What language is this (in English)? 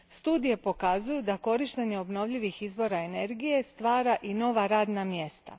Croatian